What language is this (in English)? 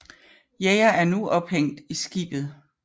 Danish